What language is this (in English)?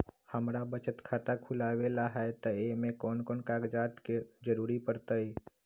Magahi